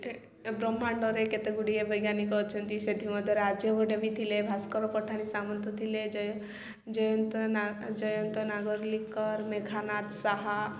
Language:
Odia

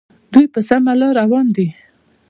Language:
Pashto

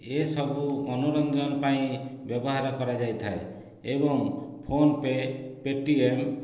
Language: Odia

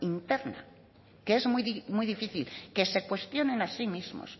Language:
Spanish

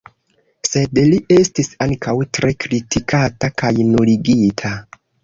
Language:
Esperanto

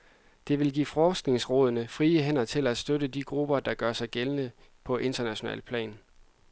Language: Danish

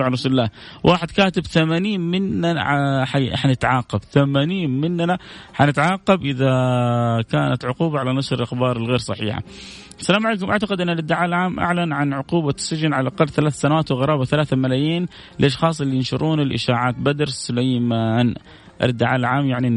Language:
Arabic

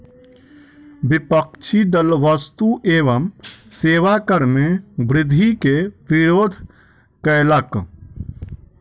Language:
Maithili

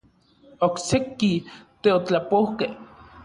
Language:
Orizaba Nahuatl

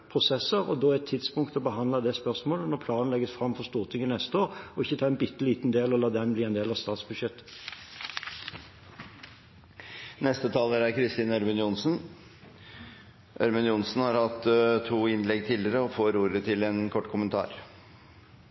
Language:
Norwegian Bokmål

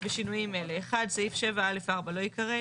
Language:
Hebrew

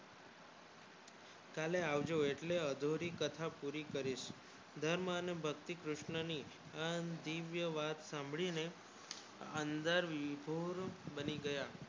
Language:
Gujarati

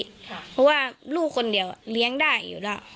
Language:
Thai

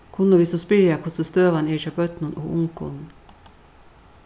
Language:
Faroese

